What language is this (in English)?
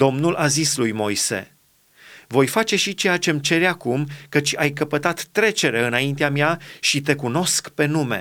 Romanian